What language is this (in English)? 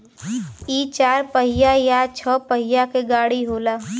Bhojpuri